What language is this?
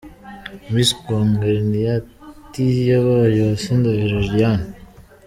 Kinyarwanda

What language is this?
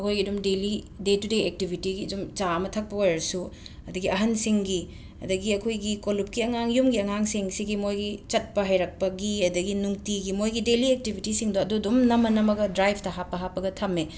Manipuri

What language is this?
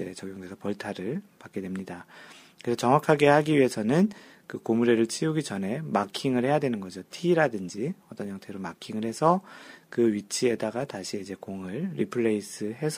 Korean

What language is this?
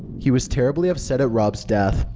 English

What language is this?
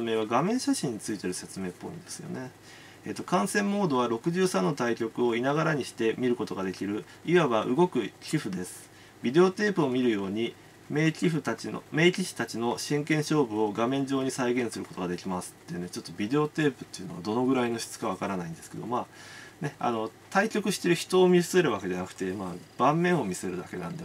Japanese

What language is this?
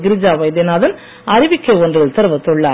Tamil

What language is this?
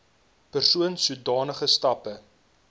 Afrikaans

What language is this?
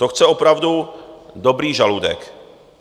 Czech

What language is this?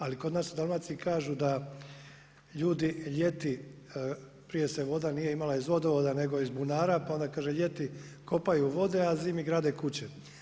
Croatian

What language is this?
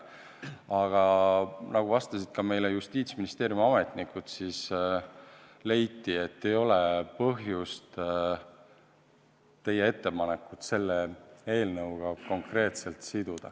Estonian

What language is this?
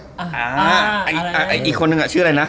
Thai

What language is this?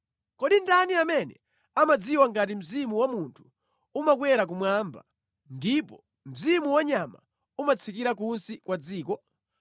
Nyanja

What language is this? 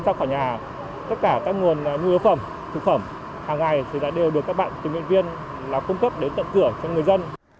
Vietnamese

